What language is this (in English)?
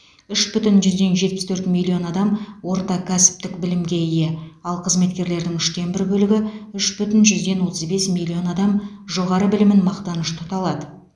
Kazakh